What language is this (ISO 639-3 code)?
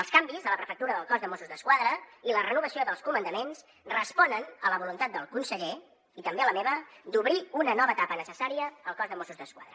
cat